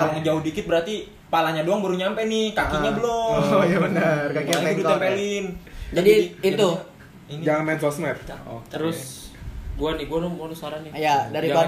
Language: Indonesian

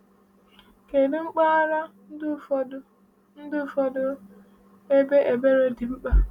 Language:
Igbo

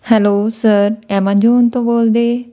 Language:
Punjabi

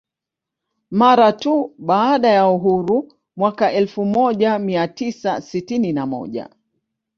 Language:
Swahili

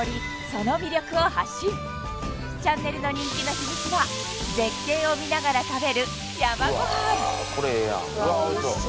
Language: Japanese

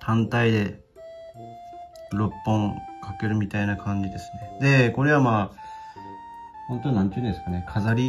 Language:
Japanese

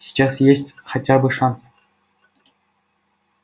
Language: Russian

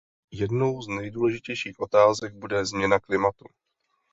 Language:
Czech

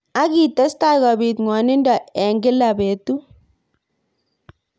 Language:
Kalenjin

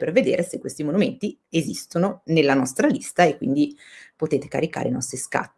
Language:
Italian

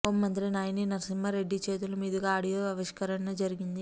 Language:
Telugu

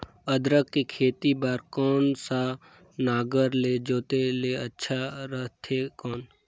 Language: Chhattisgarhi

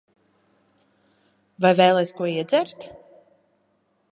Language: Latvian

